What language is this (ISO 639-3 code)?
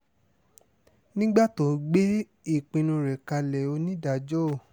yor